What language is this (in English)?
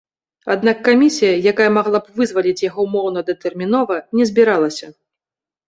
Belarusian